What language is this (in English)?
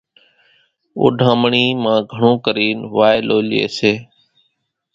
Kachi Koli